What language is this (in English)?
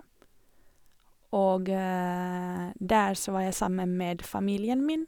Norwegian